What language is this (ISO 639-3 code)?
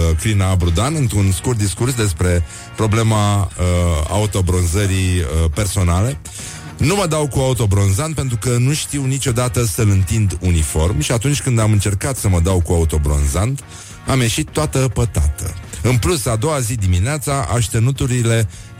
ron